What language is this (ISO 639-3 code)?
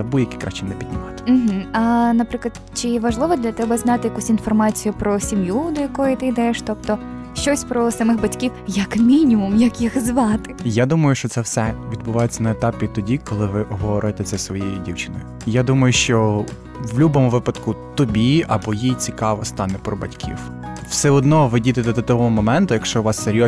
ukr